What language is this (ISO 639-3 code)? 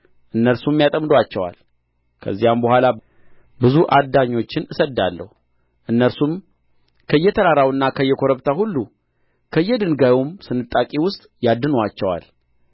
amh